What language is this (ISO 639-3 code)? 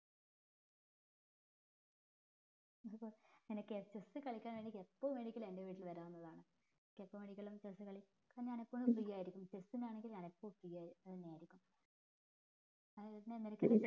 mal